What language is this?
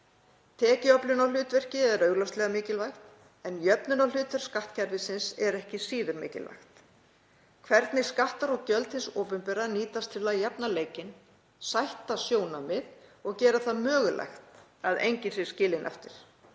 Icelandic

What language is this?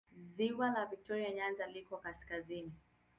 Swahili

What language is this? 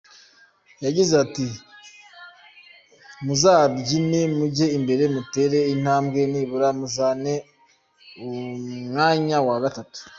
Kinyarwanda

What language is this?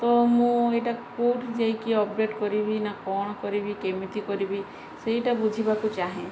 Odia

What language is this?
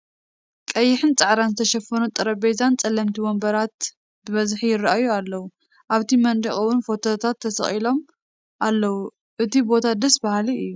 Tigrinya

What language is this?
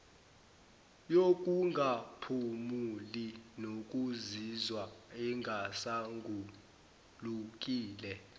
Zulu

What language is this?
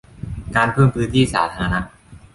Thai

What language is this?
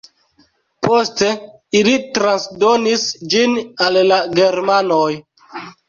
Esperanto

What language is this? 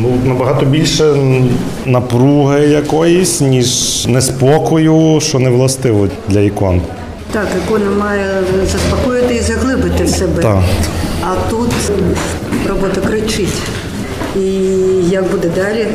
Ukrainian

